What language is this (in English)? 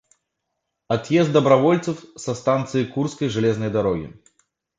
Russian